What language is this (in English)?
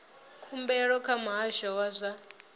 Venda